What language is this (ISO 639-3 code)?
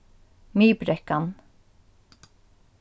fao